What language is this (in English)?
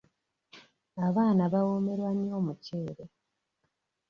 Ganda